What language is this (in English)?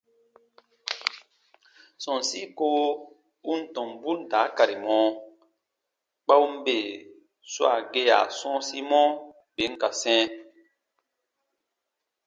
Baatonum